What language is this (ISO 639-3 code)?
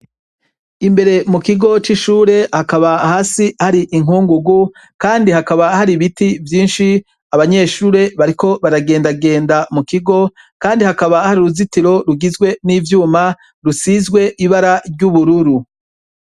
run